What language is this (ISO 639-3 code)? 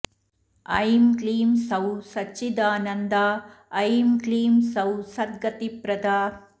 san